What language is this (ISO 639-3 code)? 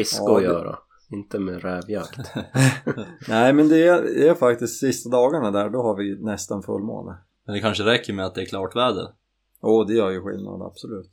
swe